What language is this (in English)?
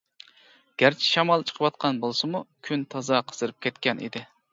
Uyghur